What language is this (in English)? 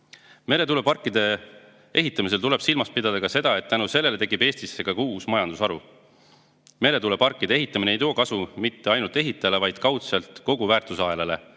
Estonian